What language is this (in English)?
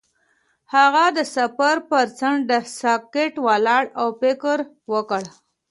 Pashto